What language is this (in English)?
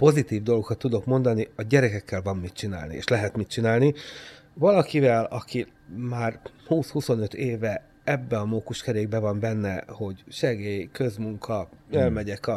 Hungarian